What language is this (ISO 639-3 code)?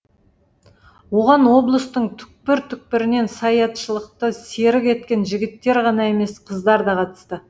kaz